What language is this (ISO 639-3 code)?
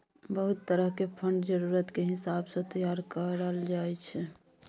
mai